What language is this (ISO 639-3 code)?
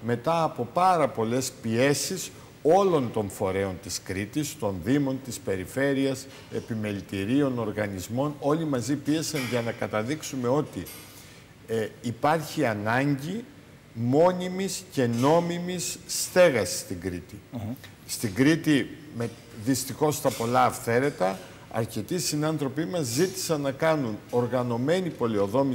ell